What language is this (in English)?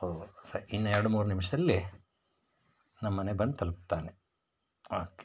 Kannada